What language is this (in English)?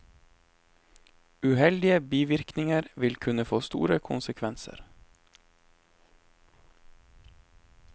Norwegian